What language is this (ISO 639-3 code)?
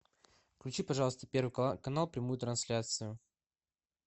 rus